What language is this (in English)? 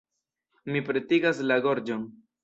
Esperanto